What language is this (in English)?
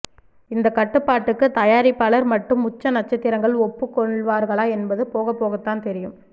Tamil